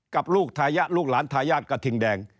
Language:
Thai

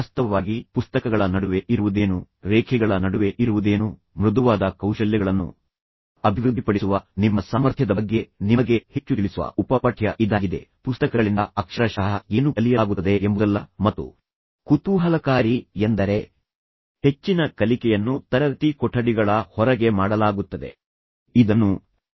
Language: Kannada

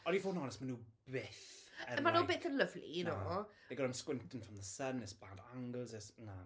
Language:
Welsh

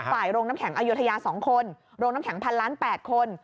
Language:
Thai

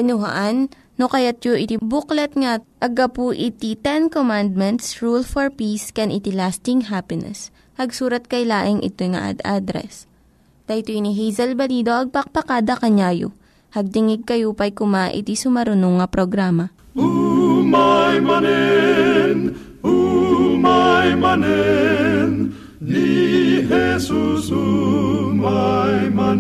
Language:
Filipino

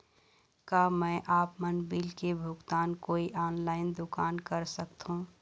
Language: Chhattisgarhi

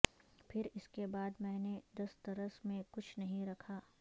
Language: Urdu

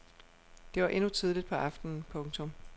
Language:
Danish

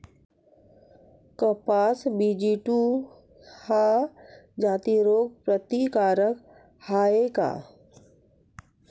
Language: Marathi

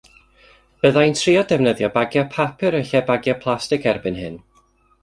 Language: Welsh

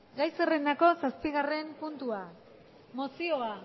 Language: Basque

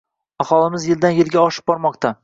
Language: Uzbek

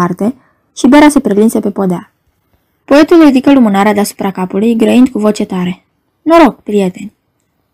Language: Romanian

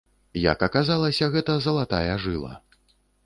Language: Belarusian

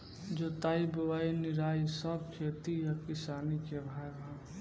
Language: Bhojpuri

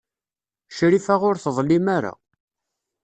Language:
Kabyle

